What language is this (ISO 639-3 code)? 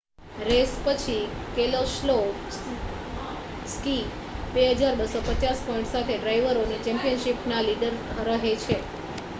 guj